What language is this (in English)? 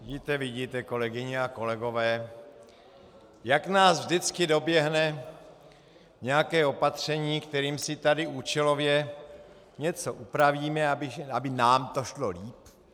Czech